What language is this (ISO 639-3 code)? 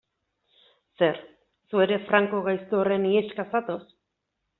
eus